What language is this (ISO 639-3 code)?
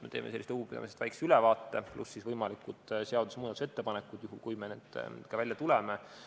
est